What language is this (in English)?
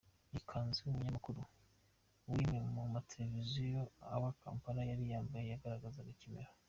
Kinyarwanda